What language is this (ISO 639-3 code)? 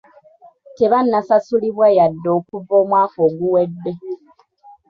lug